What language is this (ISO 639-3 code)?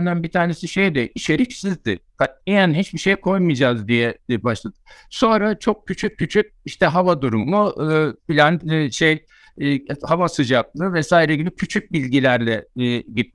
tur